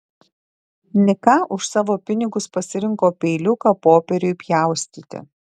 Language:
Lithuanian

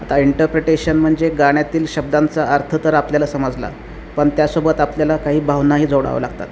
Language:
Marathi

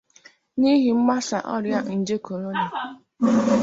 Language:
Igbo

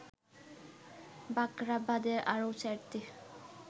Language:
Bangla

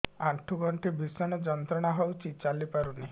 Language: Odia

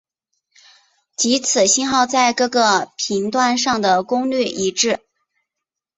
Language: Chinese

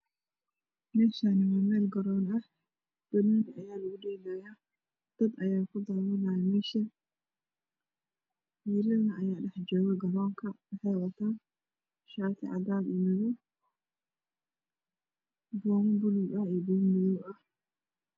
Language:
Somali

